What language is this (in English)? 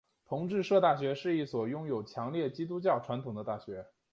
Chinese